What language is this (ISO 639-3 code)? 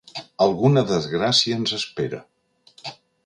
cat